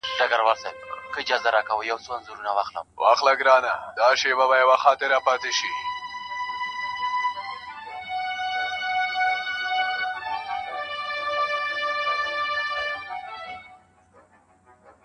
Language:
Pashto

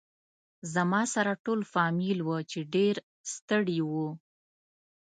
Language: Pashto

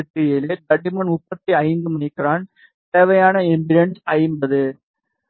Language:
Tamil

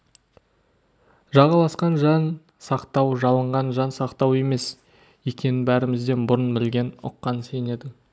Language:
Kazakh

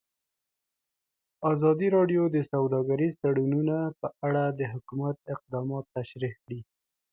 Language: Pashto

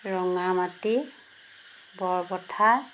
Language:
Assamese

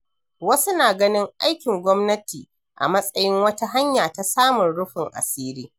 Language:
Hausa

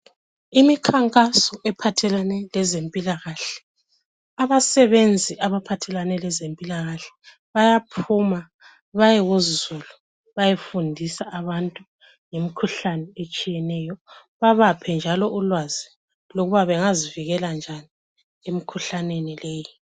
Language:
North Ndebele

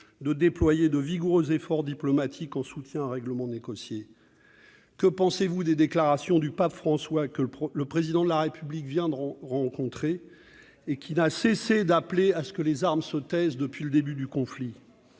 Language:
French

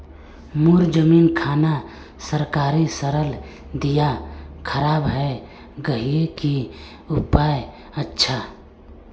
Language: Magahi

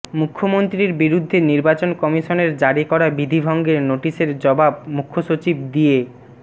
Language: Bangla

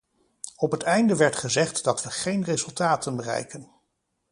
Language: Dutch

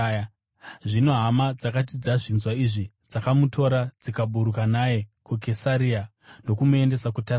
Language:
Shona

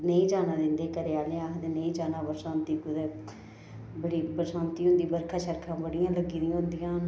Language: Dogri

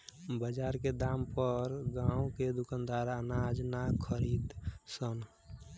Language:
Bhojpuri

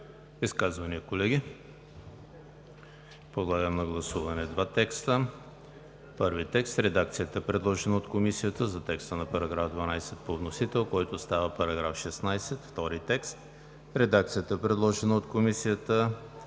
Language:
Bulgarian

